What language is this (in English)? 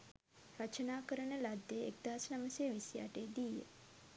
Sinhala